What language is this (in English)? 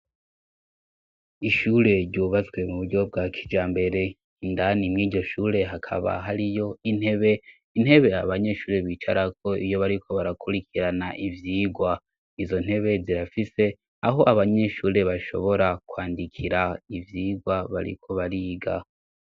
Rundi